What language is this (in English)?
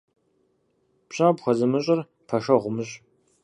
Kabardian